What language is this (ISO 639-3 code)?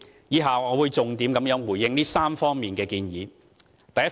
yue